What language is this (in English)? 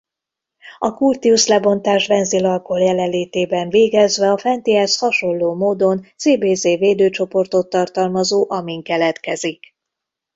Hungarian